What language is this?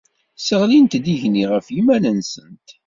Kabyle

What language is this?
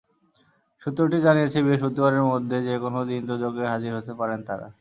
Bangla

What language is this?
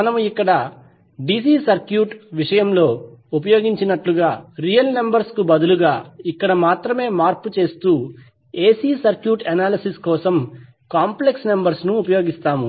Telugu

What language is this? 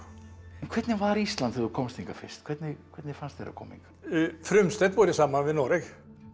Icelandic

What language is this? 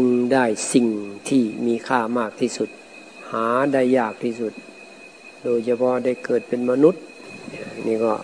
Thai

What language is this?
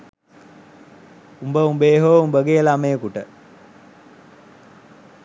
Sinhala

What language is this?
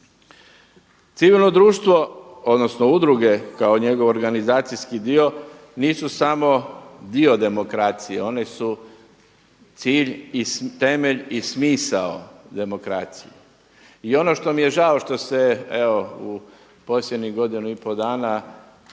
Croatian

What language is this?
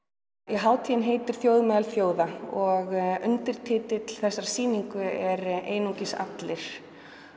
Icelandic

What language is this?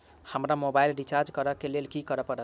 Maithili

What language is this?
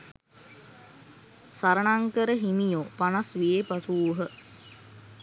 Sinhala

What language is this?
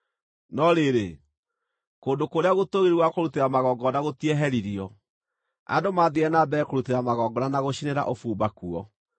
Kikuyu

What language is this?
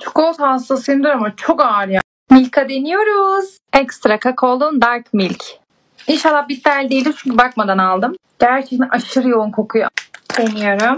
Turkish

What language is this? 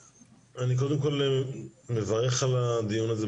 Hebrew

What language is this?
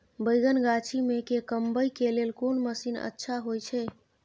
Maithili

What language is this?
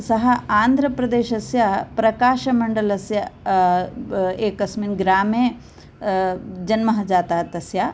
Sanskrit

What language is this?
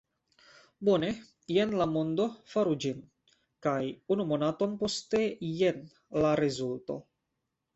Esperanto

